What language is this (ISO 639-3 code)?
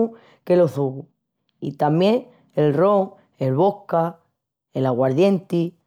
ext